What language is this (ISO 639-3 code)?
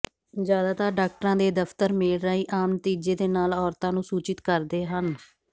pan